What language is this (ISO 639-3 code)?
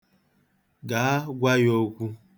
ibo